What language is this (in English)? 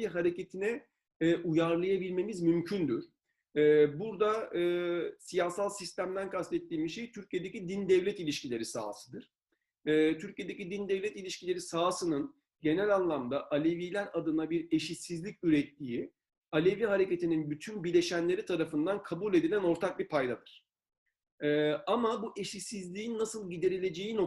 Turkish